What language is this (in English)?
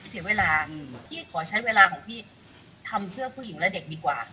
Thai